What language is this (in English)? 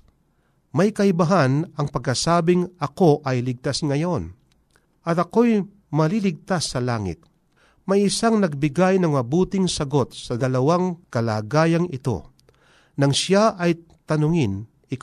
Filipino